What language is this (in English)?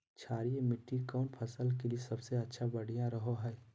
Magahi